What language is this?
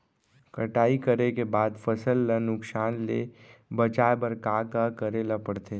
Chhattisgarhi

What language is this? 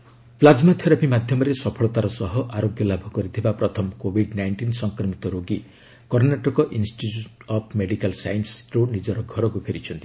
Odia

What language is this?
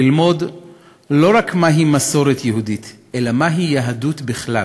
Hebrew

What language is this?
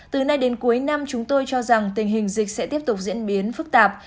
Vietnamese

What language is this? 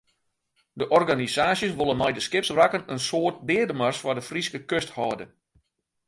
Western Frisian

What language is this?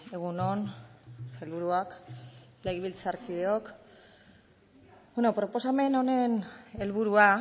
Basque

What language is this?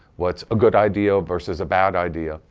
English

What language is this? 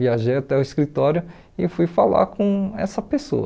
Portuguese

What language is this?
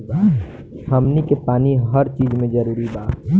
Bhojpuri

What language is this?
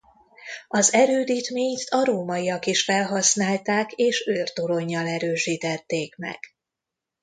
Hungarian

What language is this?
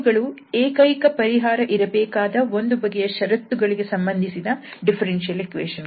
Kannada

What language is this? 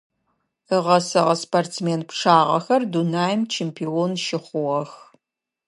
Adyghe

